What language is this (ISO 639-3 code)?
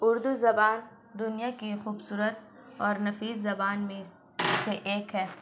urd